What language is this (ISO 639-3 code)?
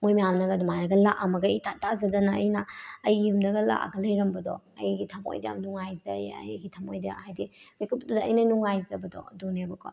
mni